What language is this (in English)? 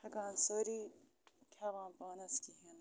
Kashmiri